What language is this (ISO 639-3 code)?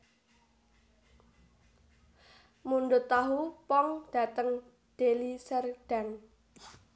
jav